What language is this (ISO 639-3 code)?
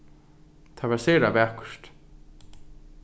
fao